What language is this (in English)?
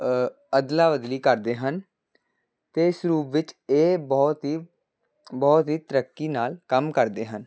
Punjabi